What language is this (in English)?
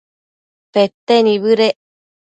Matsés